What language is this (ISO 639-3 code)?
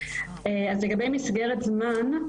heb